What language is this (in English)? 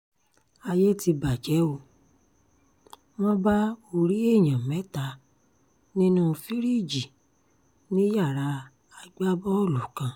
Yoruba